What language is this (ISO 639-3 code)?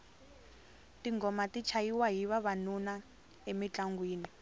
tso